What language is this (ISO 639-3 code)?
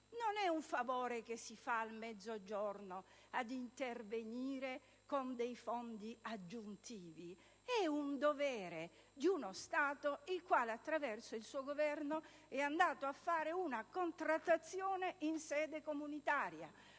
ita